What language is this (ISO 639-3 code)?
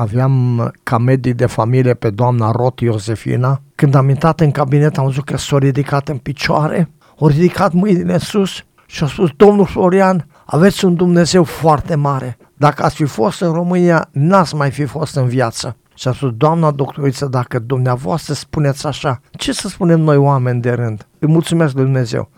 ron